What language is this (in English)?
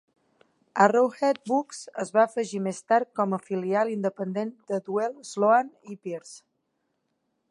Catalan